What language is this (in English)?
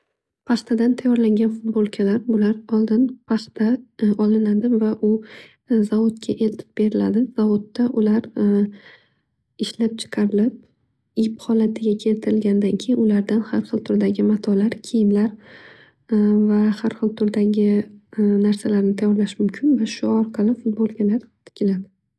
Uzbek